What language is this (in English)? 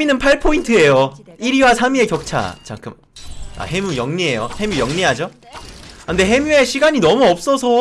Korean